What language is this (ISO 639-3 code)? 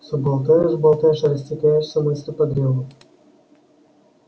rus